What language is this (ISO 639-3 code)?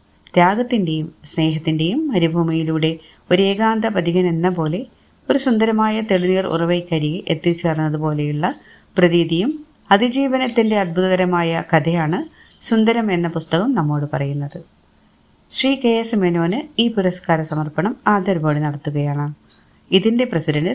mal